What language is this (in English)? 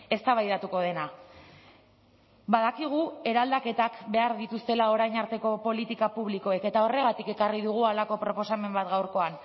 Basque